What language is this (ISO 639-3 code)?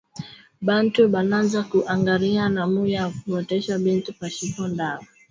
swa